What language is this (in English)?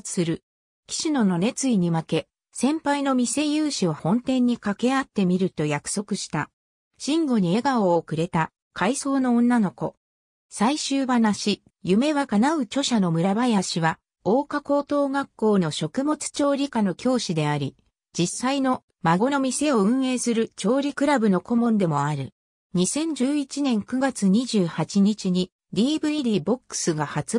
Japanese